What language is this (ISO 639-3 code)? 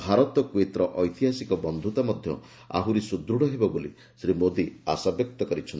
ori